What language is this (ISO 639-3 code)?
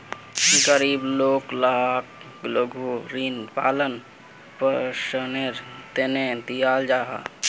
mag